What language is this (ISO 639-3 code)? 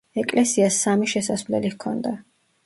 kat